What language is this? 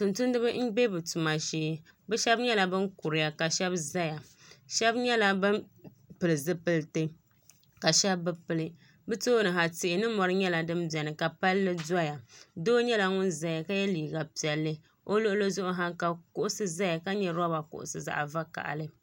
Dagbani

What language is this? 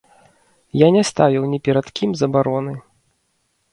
Belarusian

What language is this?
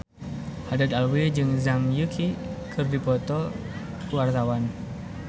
Sundanese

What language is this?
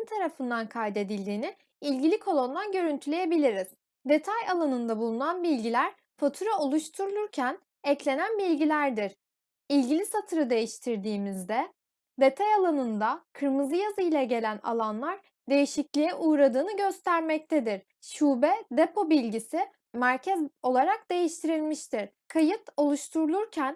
Turkish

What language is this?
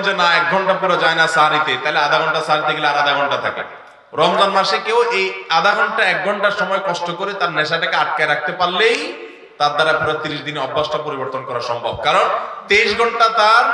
Bangla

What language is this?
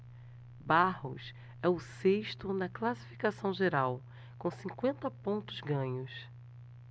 Portuguese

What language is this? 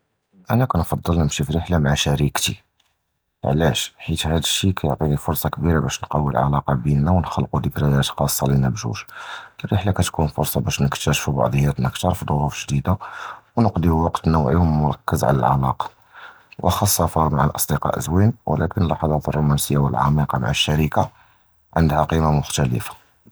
Judeo-Arabic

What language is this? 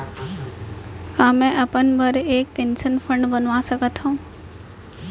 Chhattisgarhi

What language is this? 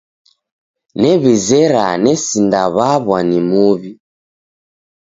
Taita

